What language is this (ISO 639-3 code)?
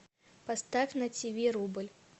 rus